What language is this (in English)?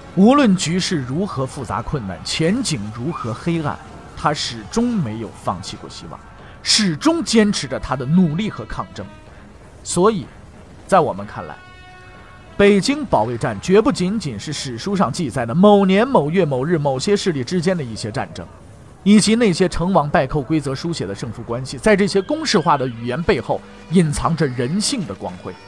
Chinese